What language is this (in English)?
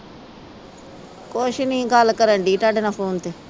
Punjabi